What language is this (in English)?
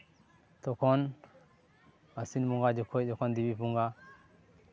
Santali